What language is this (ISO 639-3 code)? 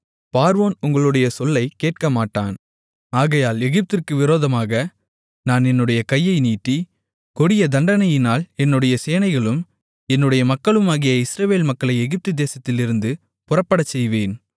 tam